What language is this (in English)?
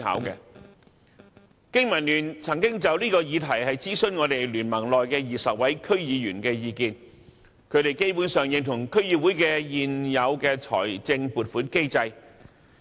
Cantonese